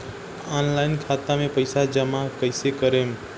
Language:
Bhojpuri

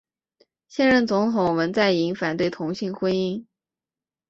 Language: Chinese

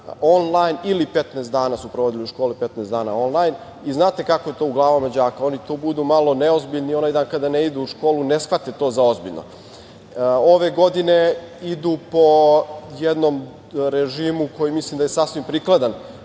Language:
Serbian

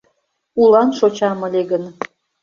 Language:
Mari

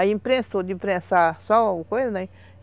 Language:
Portuguese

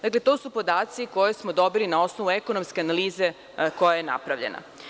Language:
Serbian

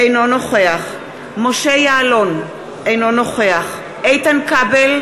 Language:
Hebrew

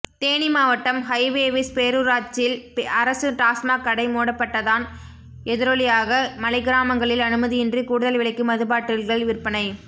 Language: Tamil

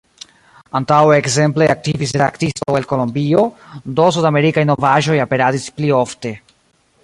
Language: Esperanto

